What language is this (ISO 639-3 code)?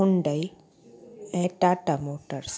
snd